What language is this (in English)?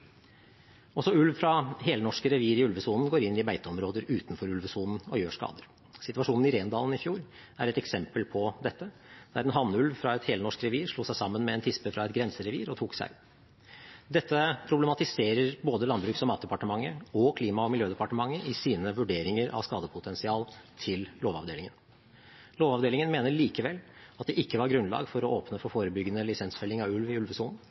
Norwegian Bokmål